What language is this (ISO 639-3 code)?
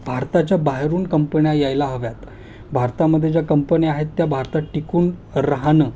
mar